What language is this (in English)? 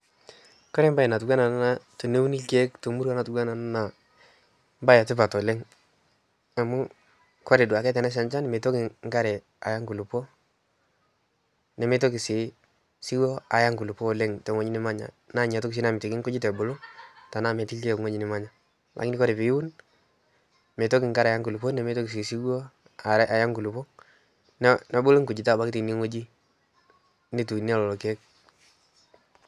Masai